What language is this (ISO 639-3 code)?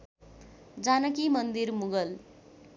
nep